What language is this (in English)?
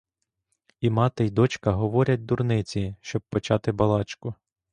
Ukrainian